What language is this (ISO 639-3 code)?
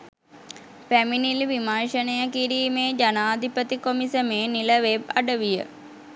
sin